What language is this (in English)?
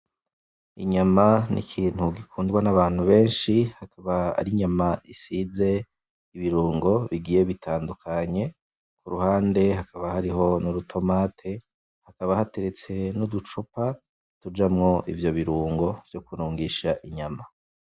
Rundi